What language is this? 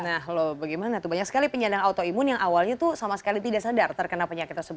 Indonesian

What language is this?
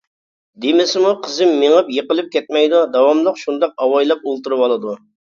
Uyghur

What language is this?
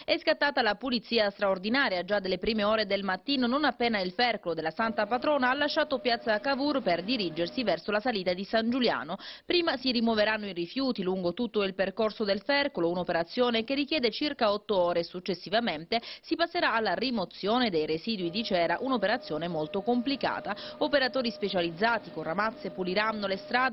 Italian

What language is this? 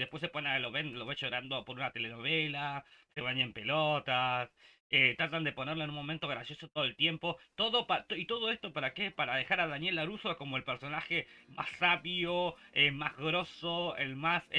Spanish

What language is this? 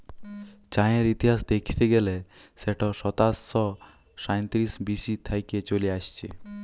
Bangla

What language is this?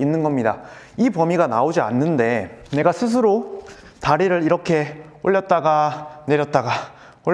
Korean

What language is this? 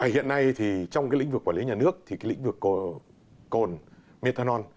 Vietnamese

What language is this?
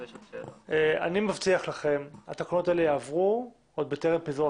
Hebrew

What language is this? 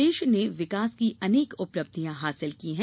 Hindi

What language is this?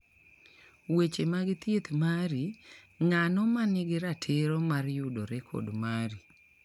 Luo (Kenya and Tanzania)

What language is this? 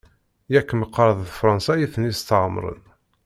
Kabyle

